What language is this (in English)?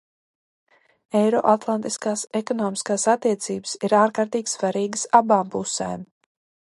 Latvian